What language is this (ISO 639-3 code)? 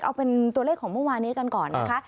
tha